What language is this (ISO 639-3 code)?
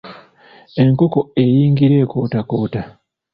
lug